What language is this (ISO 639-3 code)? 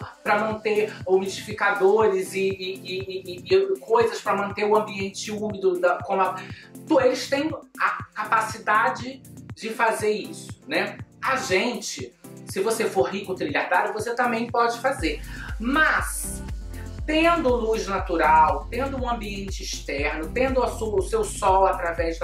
por